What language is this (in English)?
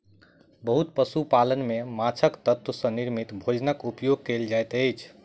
Maithili